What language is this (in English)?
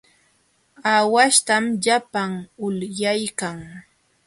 Jauja Wanca Quechua